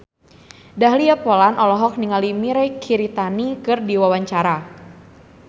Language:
Sundanese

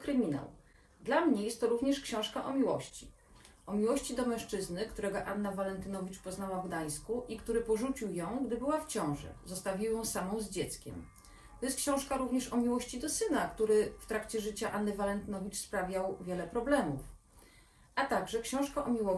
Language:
Polish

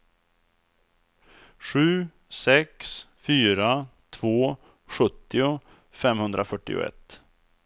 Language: Swedish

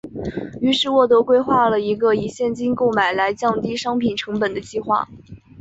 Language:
Chinese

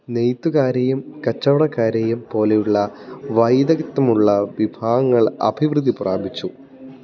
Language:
Malayalam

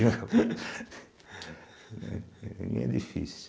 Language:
Portuguese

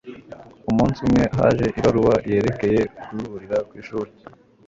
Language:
Kinyarwanda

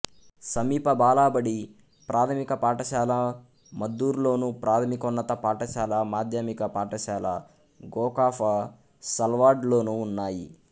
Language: Telugu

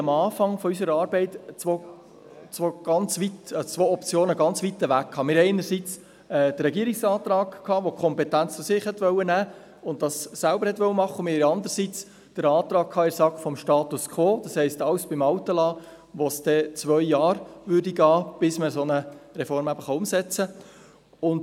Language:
Swiss German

